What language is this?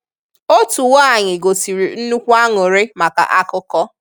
Igbo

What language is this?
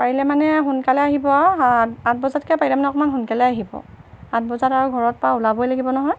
Assamese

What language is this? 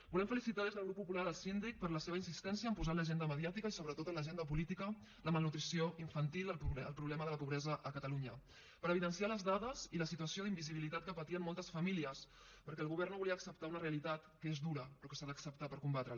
Catalan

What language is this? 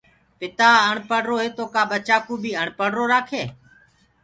Gurgula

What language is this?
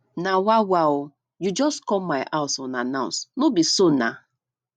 Nigerian Pidgin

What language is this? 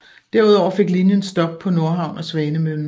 Danish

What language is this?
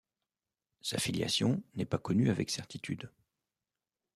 French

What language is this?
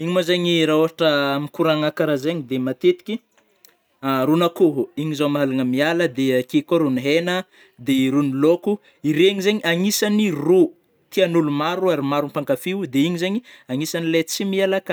Northern Betsimisaraka Malagasy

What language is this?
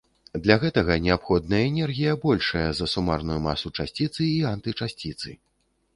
Belarusian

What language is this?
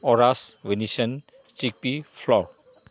Manipuri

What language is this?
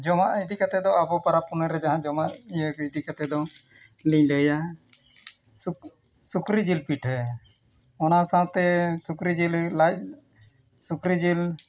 Santali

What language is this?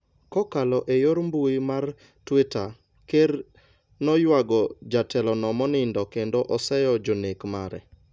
Luo (Kenya and Tanzania)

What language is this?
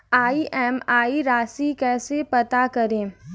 Hindi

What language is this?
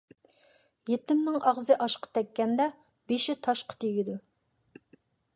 Uyghur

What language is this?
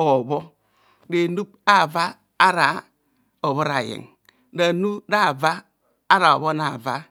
Kohumono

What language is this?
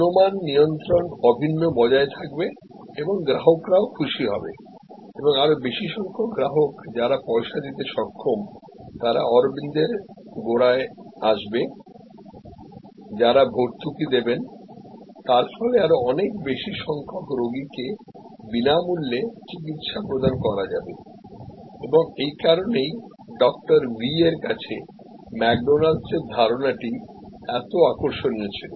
Bangla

